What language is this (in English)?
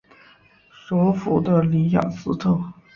Chinese